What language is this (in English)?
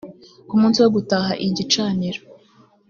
Kinyarwanda